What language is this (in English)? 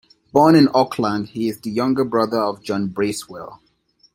English